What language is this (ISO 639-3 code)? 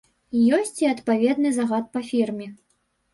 bel